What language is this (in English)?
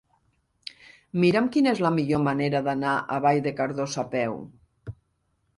Catalan